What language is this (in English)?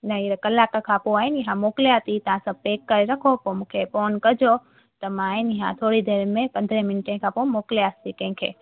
Sindhi